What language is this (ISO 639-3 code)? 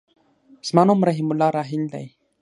pus